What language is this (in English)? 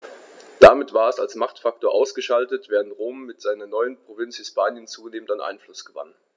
German